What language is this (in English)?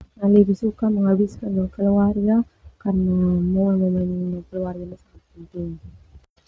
Termanu